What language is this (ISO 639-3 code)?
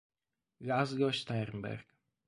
ita